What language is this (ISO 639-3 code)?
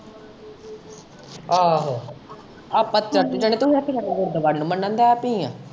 pan